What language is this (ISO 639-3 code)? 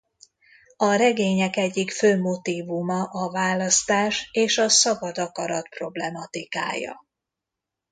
hun